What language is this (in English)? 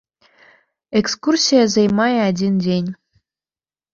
Belarusian